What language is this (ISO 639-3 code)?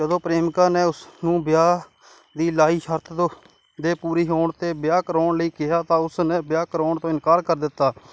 pan